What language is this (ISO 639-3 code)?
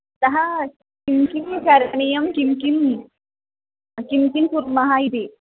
san